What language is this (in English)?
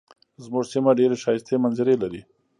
Pashto